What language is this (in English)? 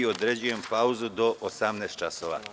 Serbian